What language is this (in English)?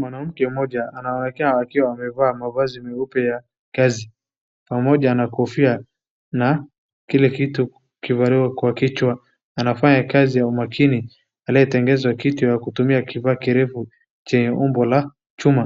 Swahili